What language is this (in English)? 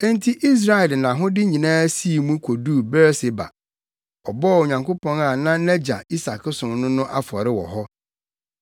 Akan